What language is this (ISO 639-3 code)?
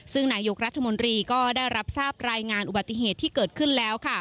tha